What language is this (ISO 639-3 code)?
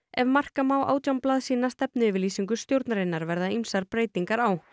isl